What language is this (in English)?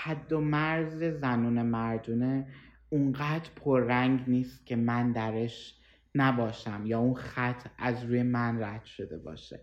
Persian